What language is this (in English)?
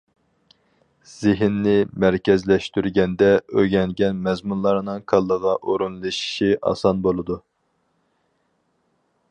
Uyghur